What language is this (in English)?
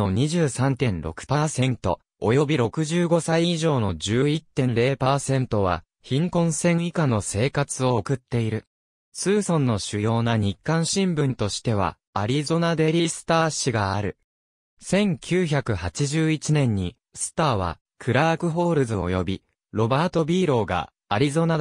Japanese